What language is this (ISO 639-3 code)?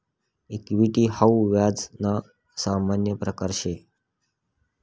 mar